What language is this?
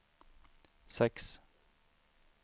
Swedish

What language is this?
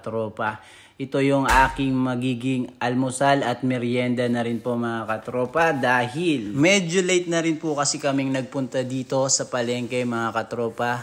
Filipino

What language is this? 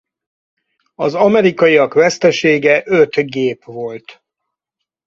Hungarian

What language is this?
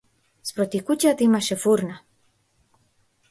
Macedonian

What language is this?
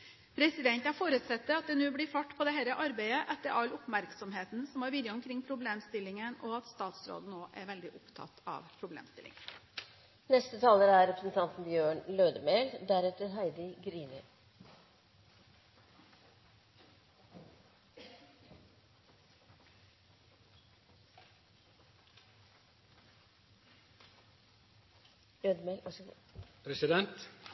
Norwegian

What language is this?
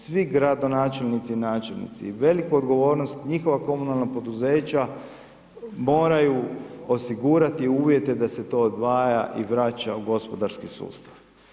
Croatian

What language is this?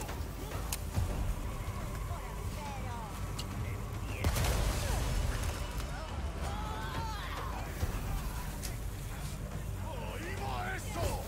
Vietnamese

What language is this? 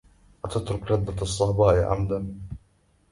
Arabic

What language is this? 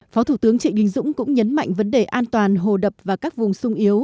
Vietnamese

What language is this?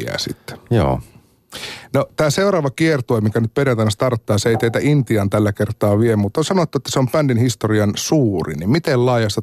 Finnish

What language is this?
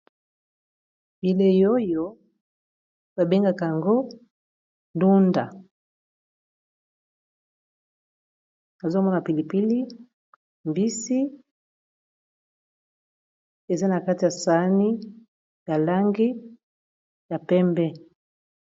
Lingala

